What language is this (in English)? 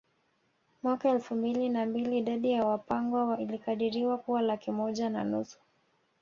Swahili